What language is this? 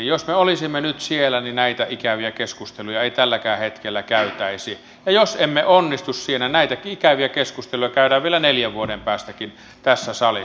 Finnish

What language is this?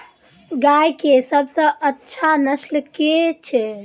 Maithili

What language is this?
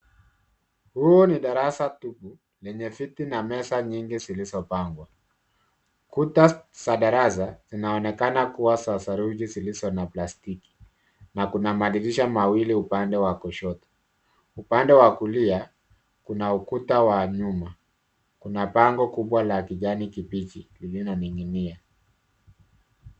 Swahili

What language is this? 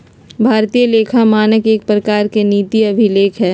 Magahi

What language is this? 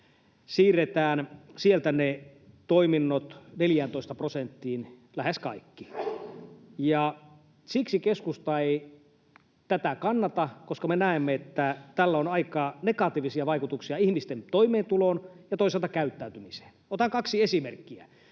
Finnish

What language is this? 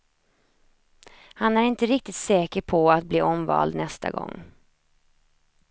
Swedish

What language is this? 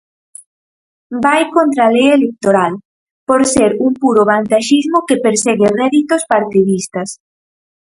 Galician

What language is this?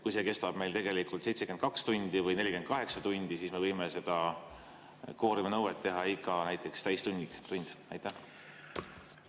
Estonian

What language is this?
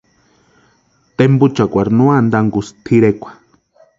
Western Highland Purepecha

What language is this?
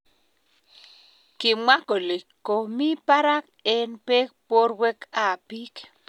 Kalenjin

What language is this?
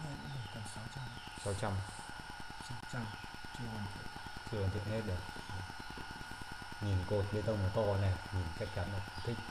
Vietnamese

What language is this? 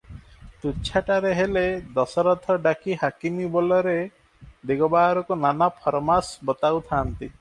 Odia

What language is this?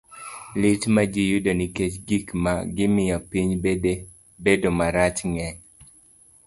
Luo (Kenya and Tanzania)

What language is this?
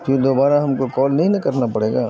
Urdu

